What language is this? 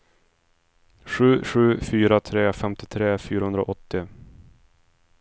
Swedish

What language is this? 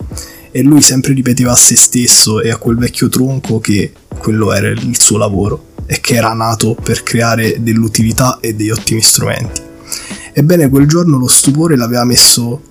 Italian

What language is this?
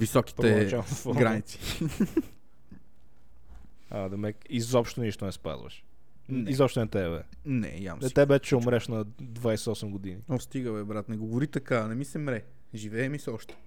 Bulgarian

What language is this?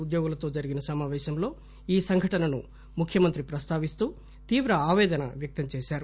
Telugu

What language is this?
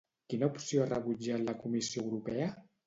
Catalan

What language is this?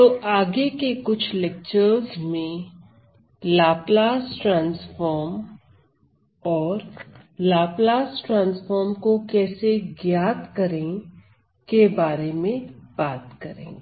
Hindi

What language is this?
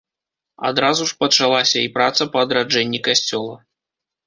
Belarusian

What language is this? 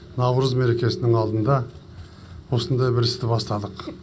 Kazakh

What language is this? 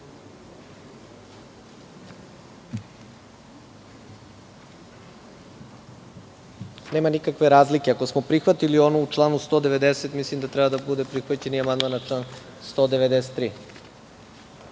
Serbian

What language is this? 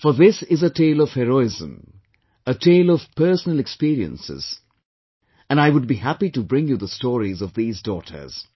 English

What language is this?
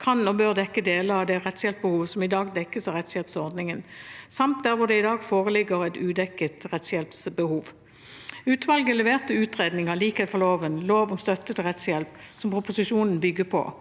Norwegian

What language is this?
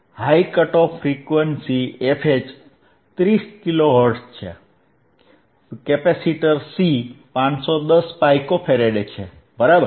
Gujarati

